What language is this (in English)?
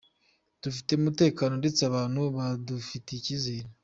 Kinyarwanda